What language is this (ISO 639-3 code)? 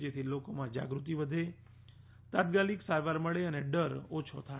guj